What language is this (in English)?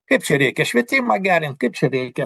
Lithuanian